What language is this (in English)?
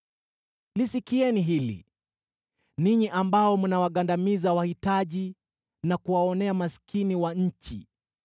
Swahili